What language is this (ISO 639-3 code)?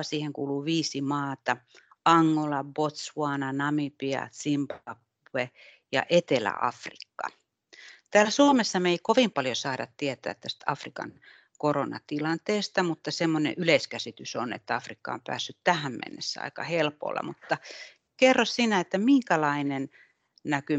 fin